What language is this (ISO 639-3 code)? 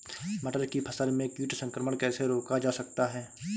hin